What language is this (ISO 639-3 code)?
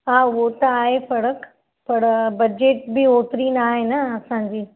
snd